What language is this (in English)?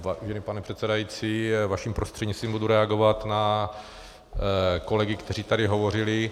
Czech